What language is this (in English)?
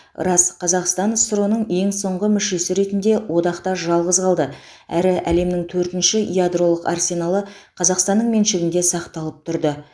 Kazakh